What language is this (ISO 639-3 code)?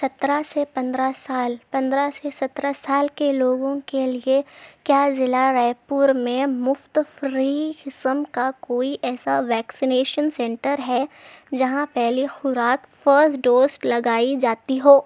urd